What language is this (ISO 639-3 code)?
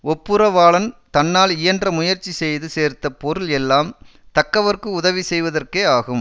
tam